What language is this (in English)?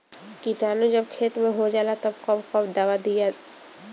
Bhojpuri